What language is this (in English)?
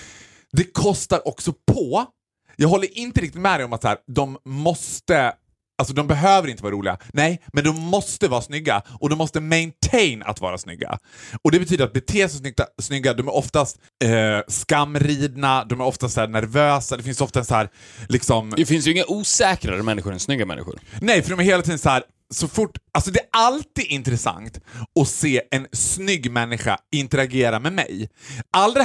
Swedish